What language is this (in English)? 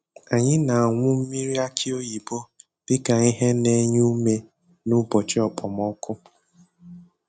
Igbo